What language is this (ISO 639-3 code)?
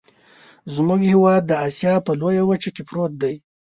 pus